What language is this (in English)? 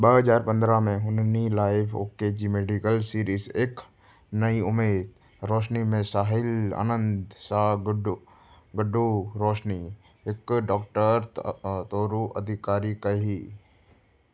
Sindhi